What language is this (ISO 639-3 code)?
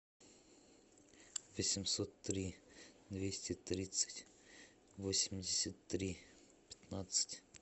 rus